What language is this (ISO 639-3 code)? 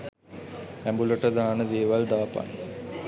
sin